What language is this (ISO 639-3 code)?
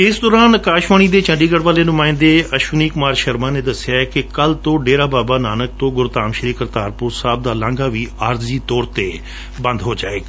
pan